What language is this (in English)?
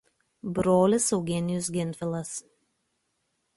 Lithuanian